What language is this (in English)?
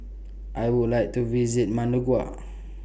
English